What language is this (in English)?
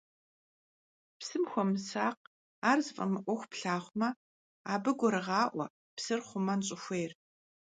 Kabardian